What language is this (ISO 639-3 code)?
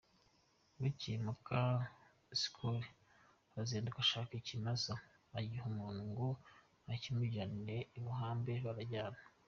kin